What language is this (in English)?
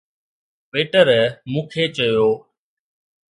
Sindhi